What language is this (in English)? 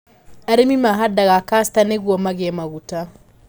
Kikuyu